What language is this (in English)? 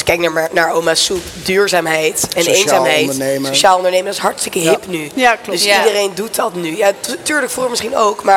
Dutch